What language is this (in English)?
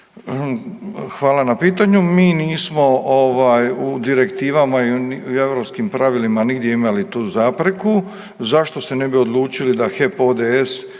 Croatian